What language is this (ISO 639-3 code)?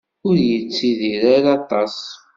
kab